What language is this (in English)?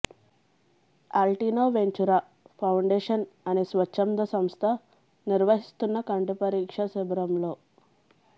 Telugu